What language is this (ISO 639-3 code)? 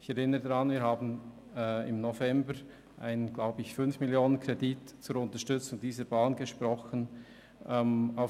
gsw